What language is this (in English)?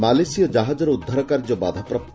Odia